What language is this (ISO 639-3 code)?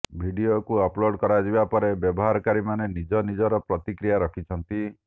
ori